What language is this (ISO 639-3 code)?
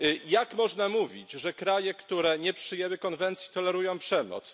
pol